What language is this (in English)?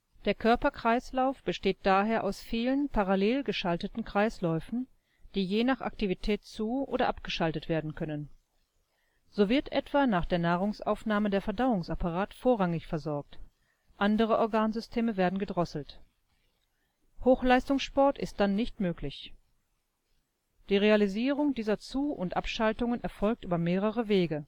German